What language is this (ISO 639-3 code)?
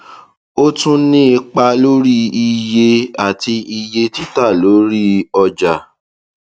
yor